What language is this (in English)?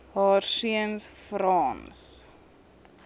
Afrikaans